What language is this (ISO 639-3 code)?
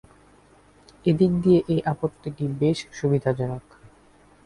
ben